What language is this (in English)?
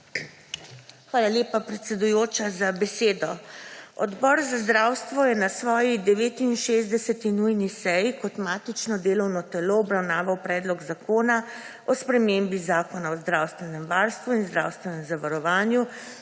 Slovenian